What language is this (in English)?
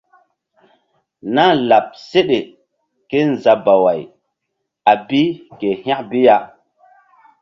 Mbum